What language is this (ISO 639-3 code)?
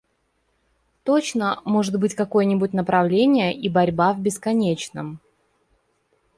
rus